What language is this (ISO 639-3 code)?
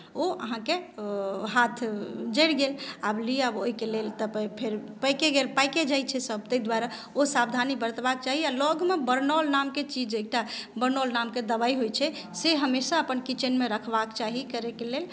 mai